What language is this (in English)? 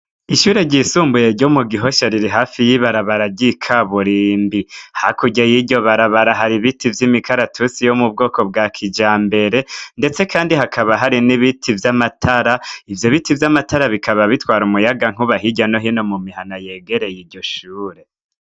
Rundi